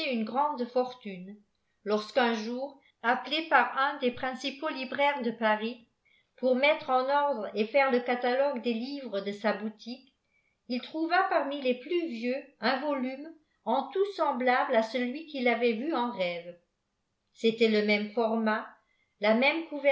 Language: French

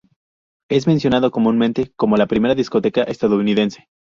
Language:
Spanish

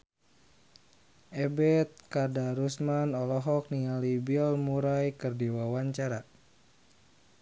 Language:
Sundanese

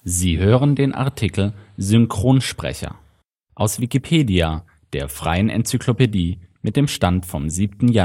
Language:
German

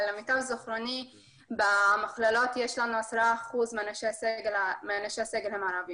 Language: Hebrew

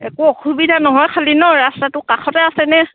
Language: Assamese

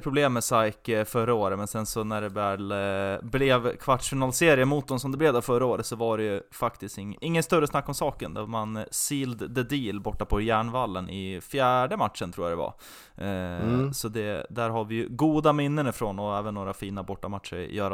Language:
Swedish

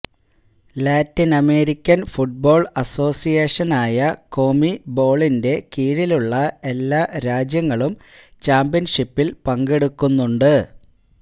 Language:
Malayalam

